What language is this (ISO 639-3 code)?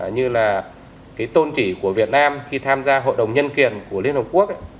vie